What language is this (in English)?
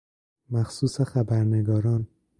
Persian